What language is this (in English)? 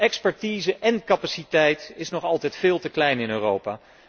Dutch